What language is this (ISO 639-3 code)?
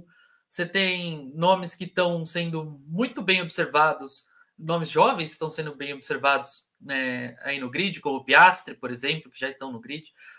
por